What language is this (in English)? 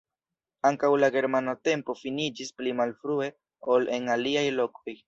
Esperanto